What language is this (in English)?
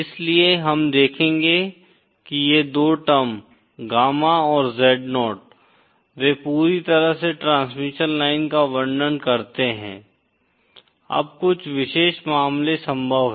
Hindi